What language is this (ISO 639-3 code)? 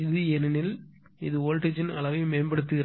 tam